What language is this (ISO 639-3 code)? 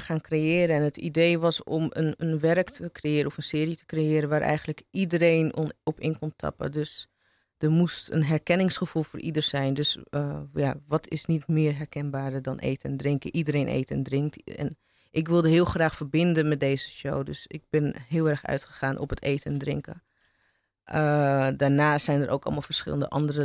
nld